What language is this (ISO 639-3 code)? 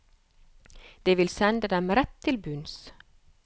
nor